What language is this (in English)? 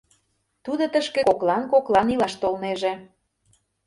Mari